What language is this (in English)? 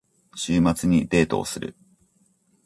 Japanese